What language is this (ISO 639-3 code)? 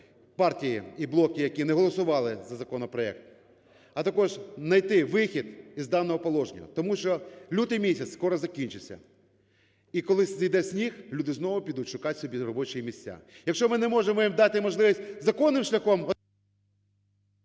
ukr